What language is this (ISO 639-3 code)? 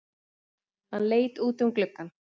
isl